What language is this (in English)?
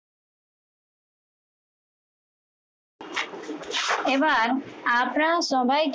Bangla